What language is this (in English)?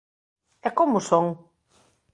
Galician